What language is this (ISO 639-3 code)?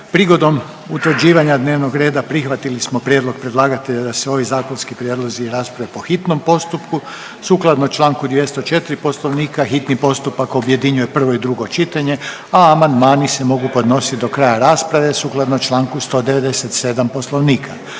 hrv